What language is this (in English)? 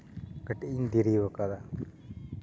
Santali